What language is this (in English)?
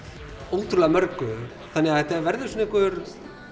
Icelandic